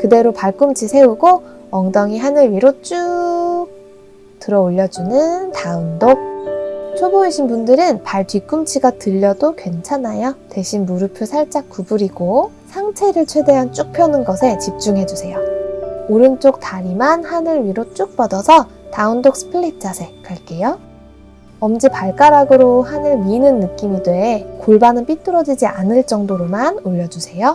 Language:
Korean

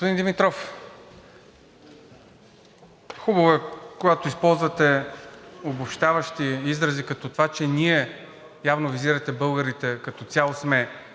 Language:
Bulgarian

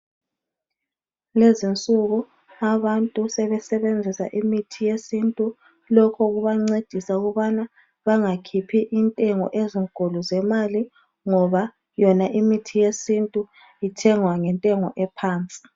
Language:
North Ndebele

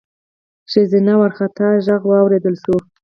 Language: Pashto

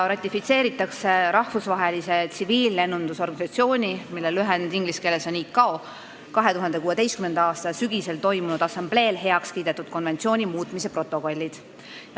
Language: Estonian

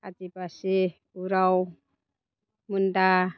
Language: Bodo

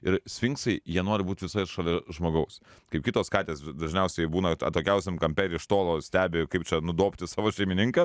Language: Lithuanian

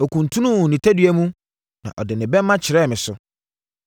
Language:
Akan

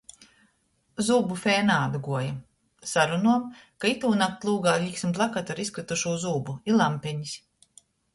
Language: Latgalian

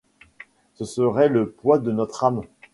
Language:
French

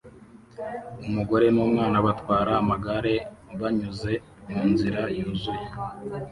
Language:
Kinyarwanda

